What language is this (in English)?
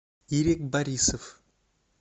Russian